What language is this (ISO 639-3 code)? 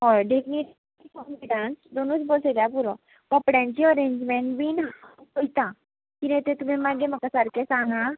kok